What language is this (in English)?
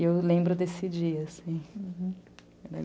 Portuguese